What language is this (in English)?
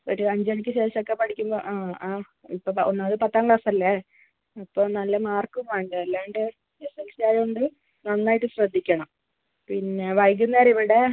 Malayalam